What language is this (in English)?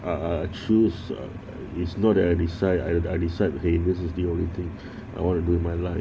English